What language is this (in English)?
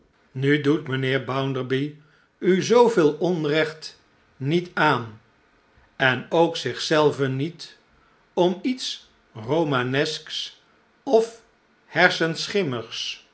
Dutch